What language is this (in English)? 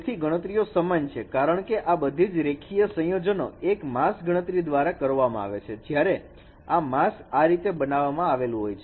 Gujarati